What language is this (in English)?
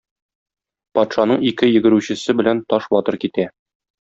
Tatar